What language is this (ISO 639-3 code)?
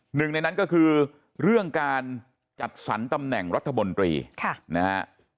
tha